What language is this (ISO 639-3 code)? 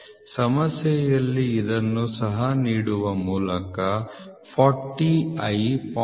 kan